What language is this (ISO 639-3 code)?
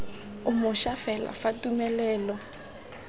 tsn